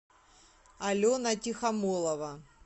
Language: Russian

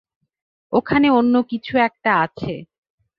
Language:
Bangla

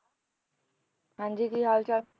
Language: Punjabi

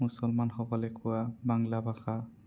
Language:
Assamese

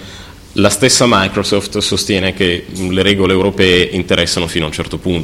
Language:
Italian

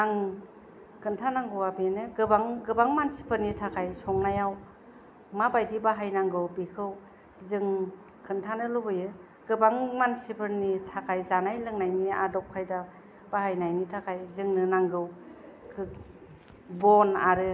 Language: Bodo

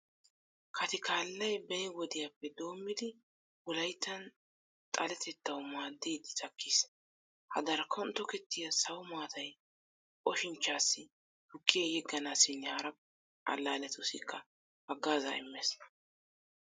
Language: Wolaytta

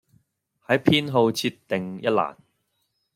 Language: Cantonese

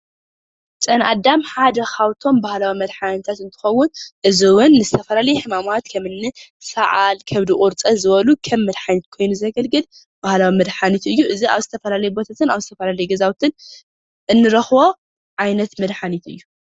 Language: Tigrinya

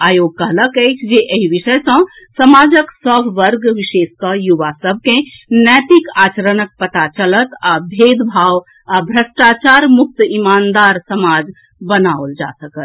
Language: Maithili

